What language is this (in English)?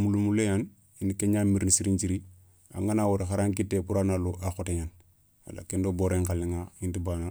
Soninke